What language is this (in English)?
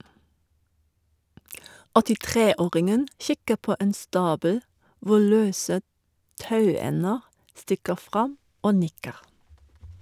Norwegian